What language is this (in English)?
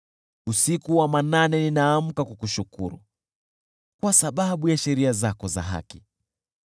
Swahili